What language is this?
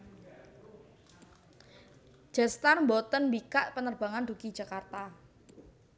Javanese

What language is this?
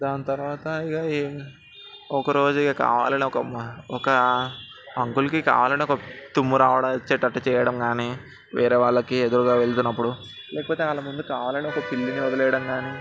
Telugu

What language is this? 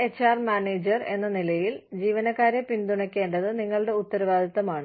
Malayalam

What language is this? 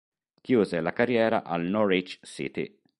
Italian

